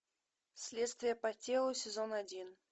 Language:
Russian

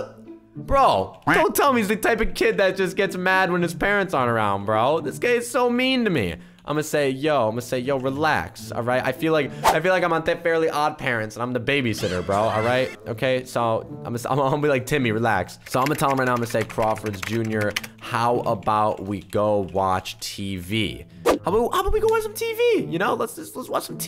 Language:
English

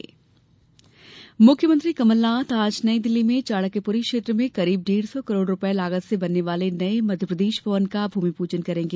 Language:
Hindi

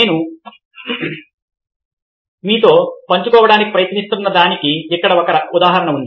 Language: Telugu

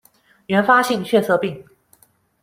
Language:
Chinese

